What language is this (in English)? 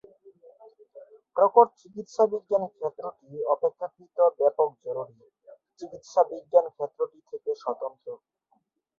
Bangla